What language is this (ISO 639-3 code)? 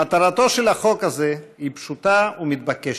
heb